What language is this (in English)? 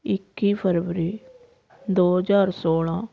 Punjabi